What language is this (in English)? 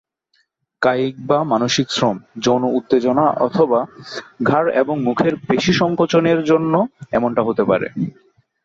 Bangla